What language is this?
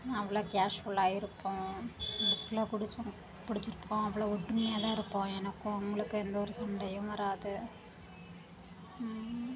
Tamil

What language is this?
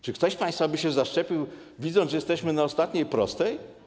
Polish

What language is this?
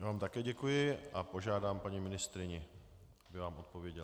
Czech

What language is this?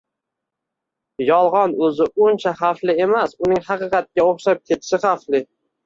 Uzbek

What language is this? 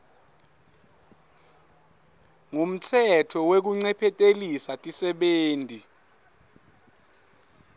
Swati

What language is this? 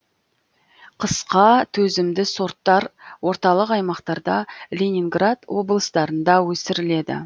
Kazakh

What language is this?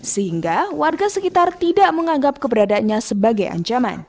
Indonesian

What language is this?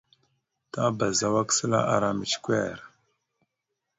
Mada (Cameroon)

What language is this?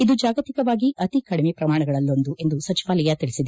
Kannada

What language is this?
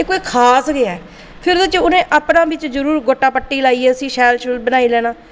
Dogri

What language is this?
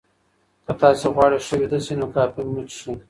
Pashto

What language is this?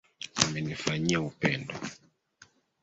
Swahili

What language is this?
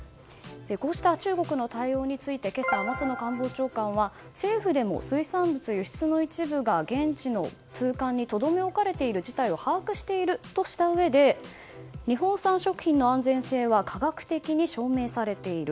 Japanese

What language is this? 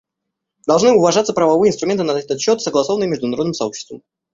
Russian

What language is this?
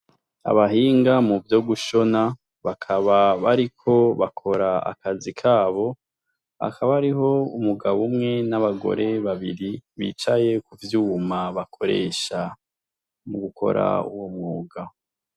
Rundi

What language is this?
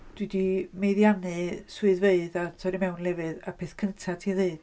Welsh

